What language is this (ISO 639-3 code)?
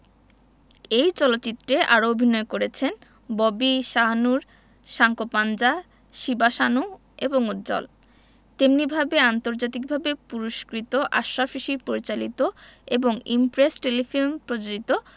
ben